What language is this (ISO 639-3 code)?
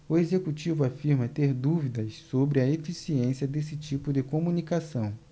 por